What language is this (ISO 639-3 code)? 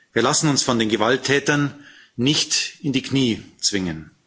deu